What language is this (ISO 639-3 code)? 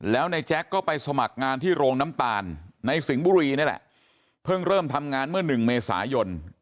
tha